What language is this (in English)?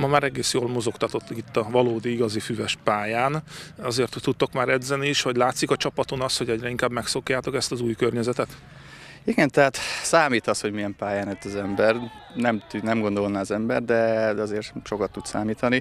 Hungarian